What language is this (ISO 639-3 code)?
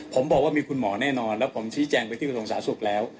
tha